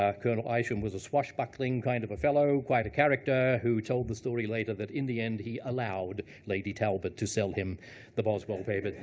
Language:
English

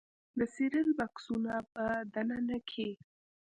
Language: Pashto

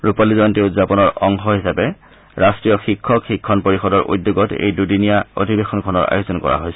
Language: Assamese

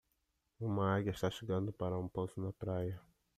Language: Portuguese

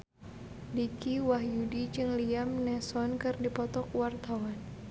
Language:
Sundanese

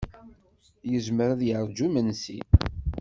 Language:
Kabyle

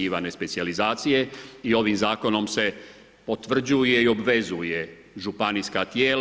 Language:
Croatian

